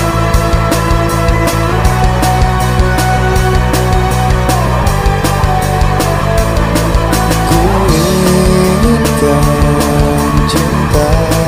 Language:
Arabic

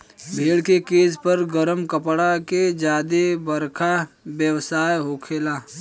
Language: Bhojpuri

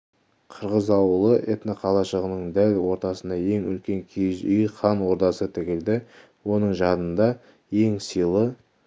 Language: Kazakh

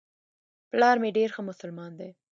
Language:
Pashto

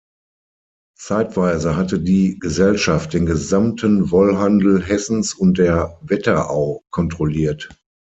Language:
German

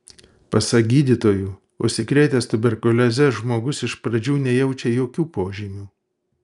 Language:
Lithuanian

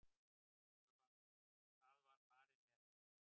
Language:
Icelandic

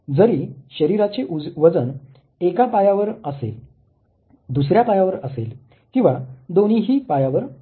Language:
Marathi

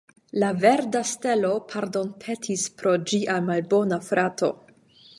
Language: Esperanto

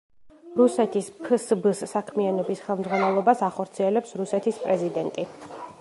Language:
Georgian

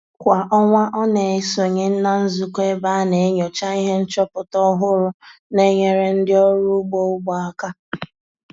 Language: Igbo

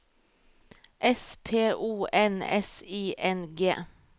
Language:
Norwegian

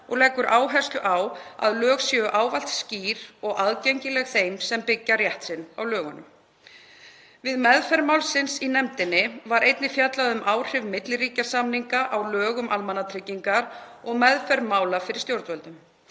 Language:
Icelandic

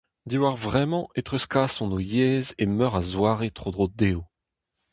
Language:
Breton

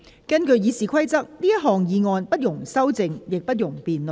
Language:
Cantonese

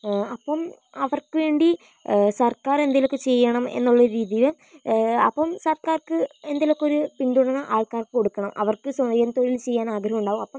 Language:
Malayalam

